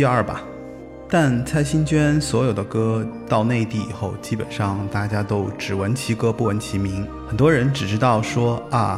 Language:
Chinese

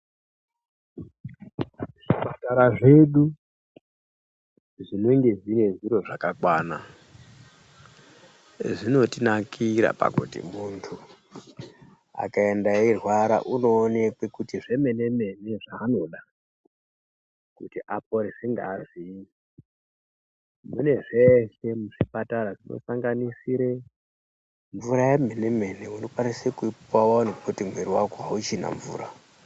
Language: Ndau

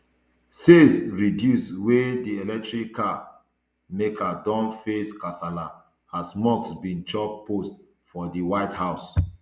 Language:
Nigerian Pidgin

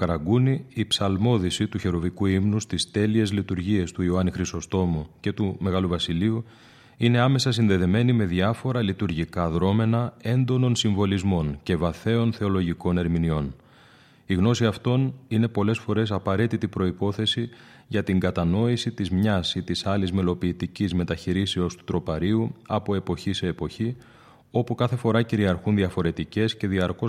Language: Greek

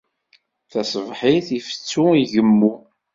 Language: Kabyle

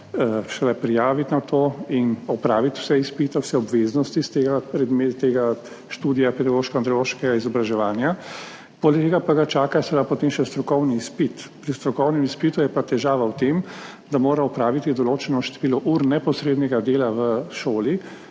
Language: Slovenian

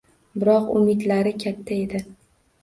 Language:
Uzbek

